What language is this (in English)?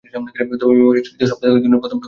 Bangla